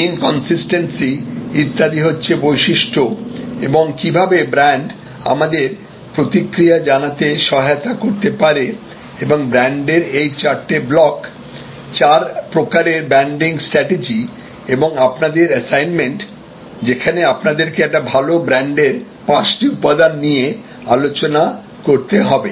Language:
Bangla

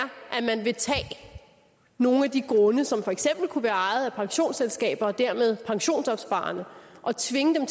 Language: Danish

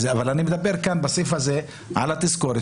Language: Hebrew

